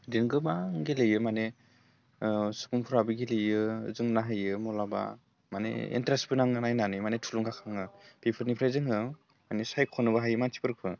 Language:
Bodo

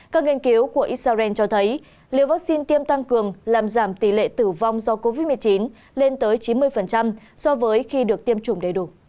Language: Vietnamese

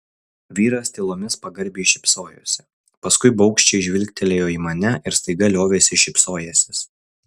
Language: Lithuanian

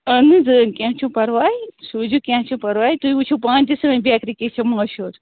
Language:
Kashmiri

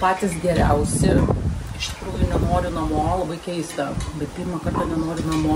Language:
Lithuanian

